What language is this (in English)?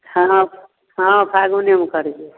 Maithili